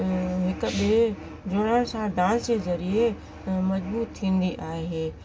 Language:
Sindhi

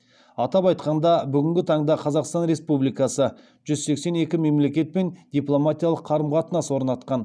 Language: Kazakh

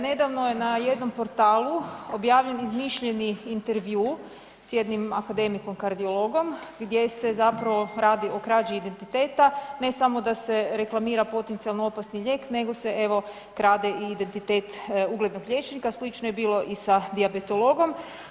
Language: Croatian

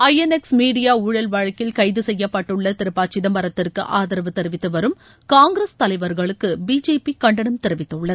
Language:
Tamil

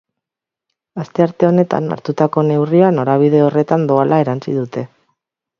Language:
Basque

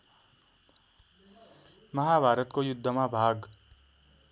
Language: Nepali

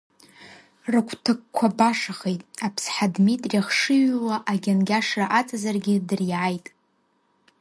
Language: Abkhazian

